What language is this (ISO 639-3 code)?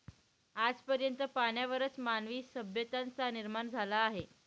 mar